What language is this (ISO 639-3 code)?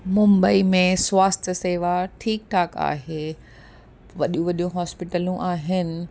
snd